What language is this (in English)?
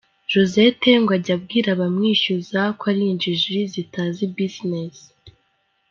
Kinyarwanda